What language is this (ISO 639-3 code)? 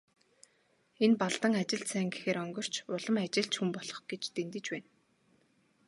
mon